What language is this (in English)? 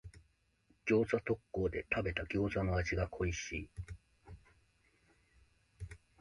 Japanese